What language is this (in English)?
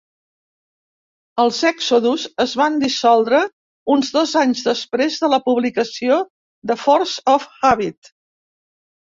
Catalan